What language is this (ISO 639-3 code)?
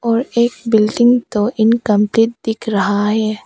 hin